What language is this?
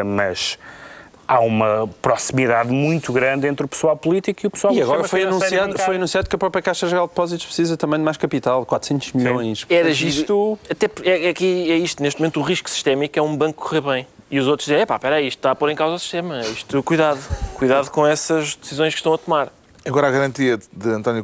Portuguese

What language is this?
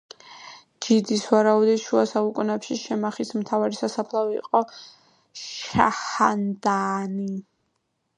Georgian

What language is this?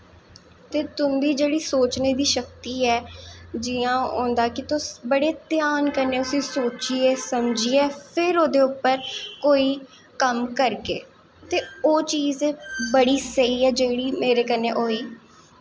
Dogri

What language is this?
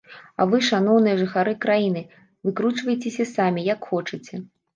Belarusian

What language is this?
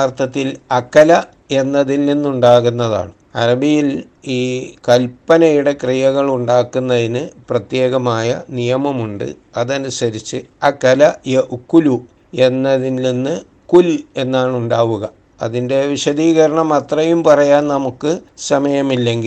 Malayalam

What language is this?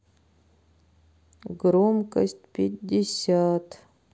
Russian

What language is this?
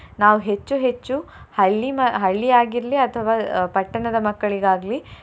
Kannada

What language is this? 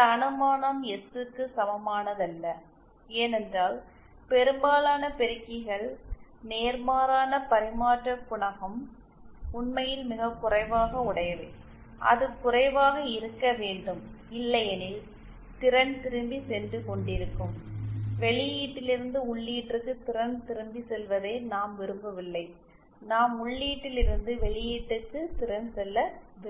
Tamil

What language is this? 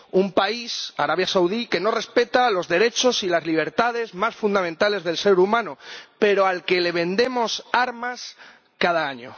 Spanish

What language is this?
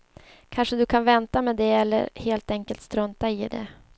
Swedish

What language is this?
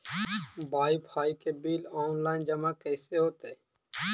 Magahi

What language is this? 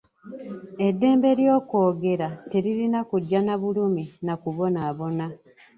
Ganda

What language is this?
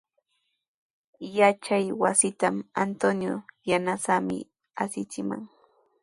Sihuas Ancash Quechua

